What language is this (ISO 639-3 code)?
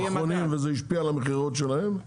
heb